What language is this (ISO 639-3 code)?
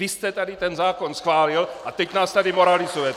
ces